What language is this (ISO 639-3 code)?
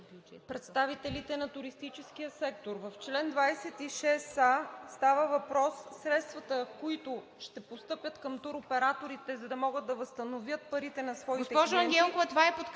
bul